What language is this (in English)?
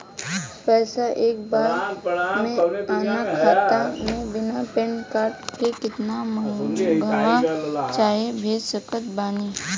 Bhojpuri